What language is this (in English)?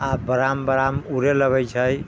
Maithili